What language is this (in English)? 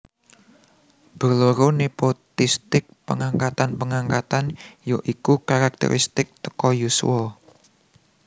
Javanese